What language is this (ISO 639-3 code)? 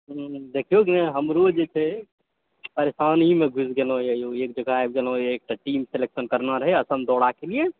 mai